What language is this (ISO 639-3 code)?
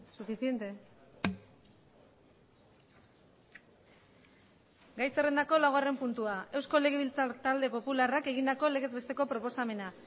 eus